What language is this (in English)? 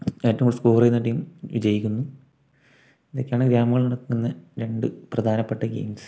Malayalam